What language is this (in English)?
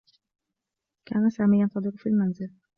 Arabic